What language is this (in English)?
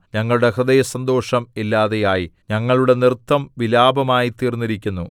Malayalam